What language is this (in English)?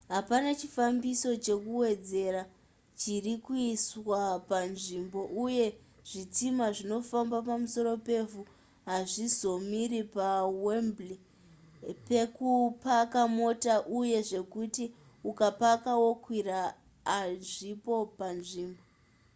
Shona